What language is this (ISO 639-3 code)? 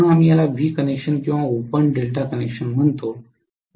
mar